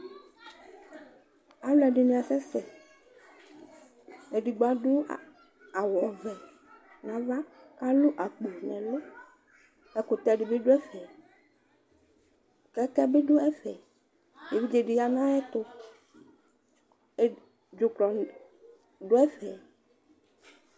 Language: Ikposo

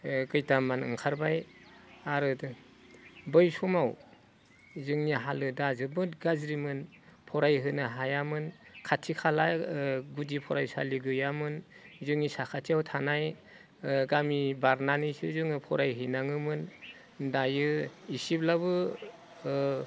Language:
Bodo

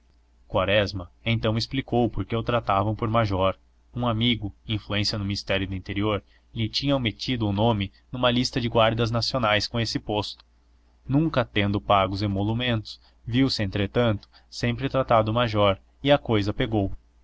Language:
Portuguese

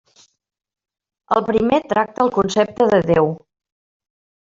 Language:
Catalan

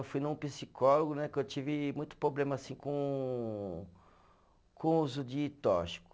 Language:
Portuguese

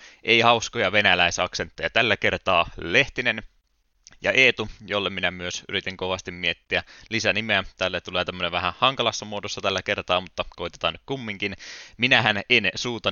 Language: Finnish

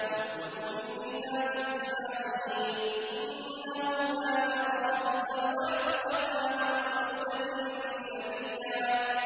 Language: Arabic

